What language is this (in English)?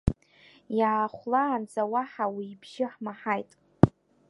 Abkhazian